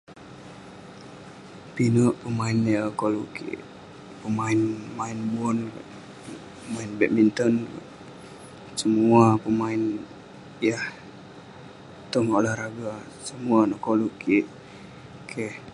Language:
Western Penan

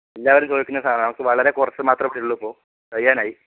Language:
Malayalam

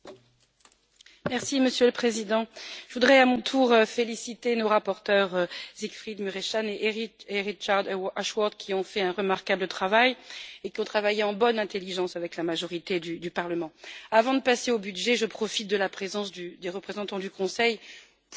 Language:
French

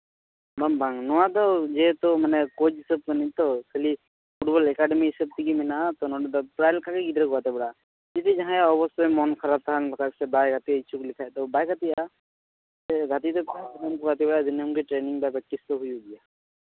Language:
Santali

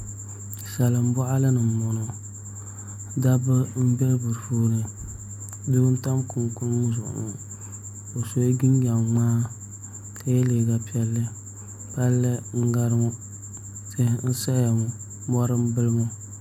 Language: Dagbani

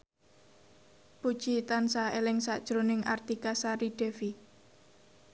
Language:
Javanese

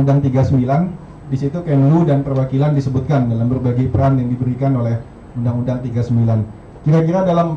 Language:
Indonesian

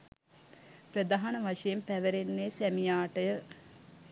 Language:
Sinhala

